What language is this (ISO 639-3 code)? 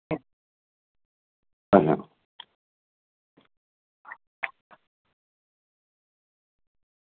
doi